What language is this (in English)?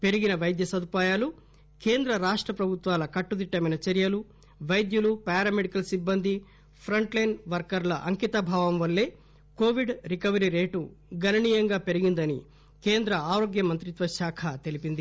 Telugu